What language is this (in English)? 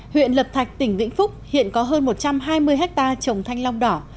Vietnamese